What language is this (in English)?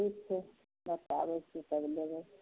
Maithili